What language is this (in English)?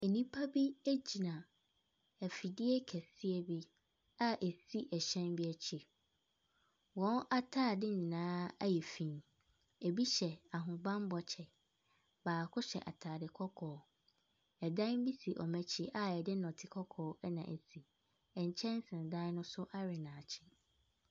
Akan